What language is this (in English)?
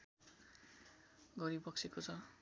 Nepali